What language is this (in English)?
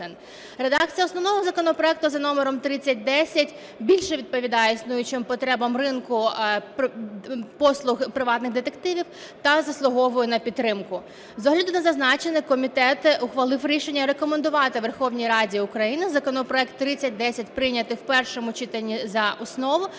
Ukrainian